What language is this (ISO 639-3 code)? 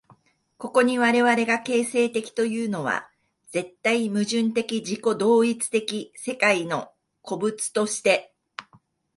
jpn